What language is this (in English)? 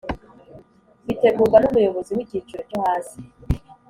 Kinyarwanda